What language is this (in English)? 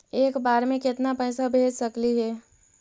Magahi